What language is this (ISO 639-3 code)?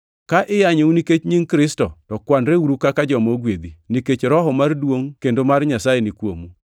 luo